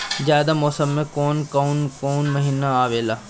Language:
Bhojpuri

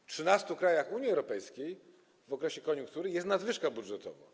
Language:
Polish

